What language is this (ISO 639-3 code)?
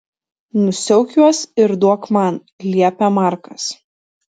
lit